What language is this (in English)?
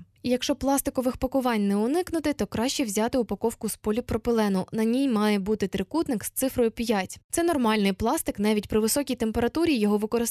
Ukrainian